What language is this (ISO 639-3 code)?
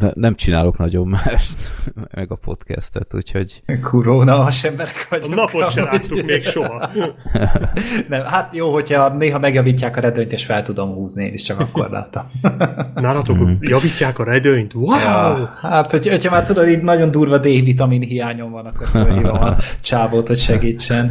hun